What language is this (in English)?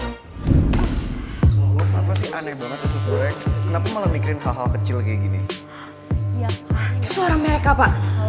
Indonesian